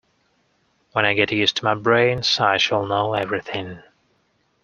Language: English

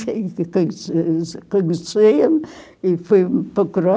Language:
Portuguese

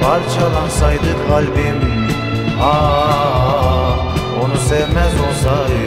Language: Turkish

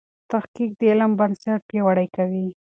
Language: Pashto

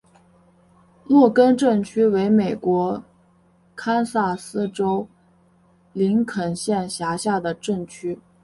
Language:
Chinese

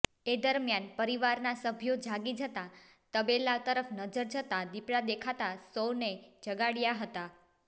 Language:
Gujarati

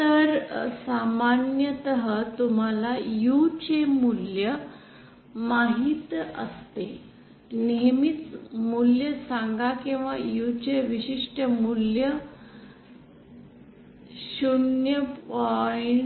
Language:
Marathi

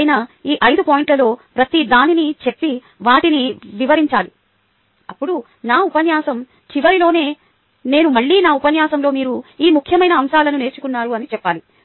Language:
Telugu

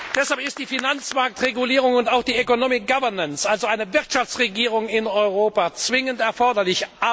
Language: German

